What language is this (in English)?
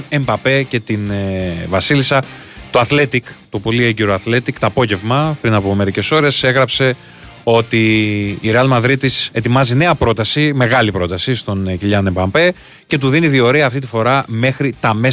Greek